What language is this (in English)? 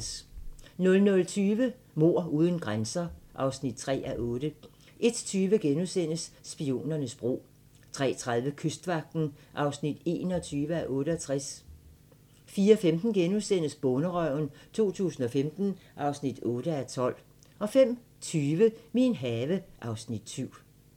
Danish